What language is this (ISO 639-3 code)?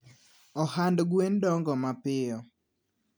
luo